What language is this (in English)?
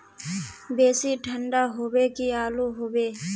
Magahi